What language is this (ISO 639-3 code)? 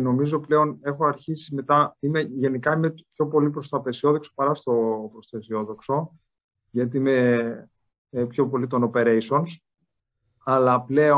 ell